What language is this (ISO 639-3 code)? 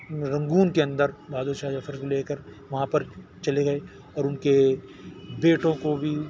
urd